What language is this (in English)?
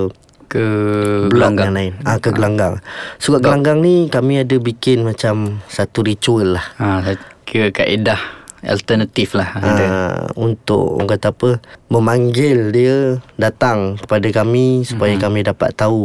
Malay